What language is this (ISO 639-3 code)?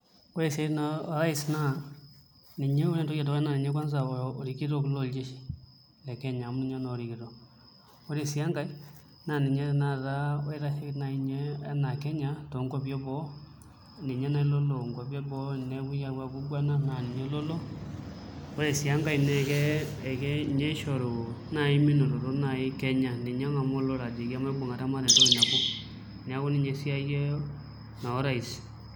mas